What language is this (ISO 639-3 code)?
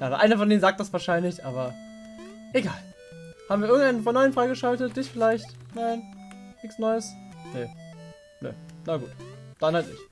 deu